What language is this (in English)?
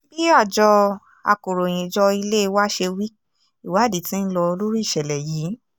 Yoruba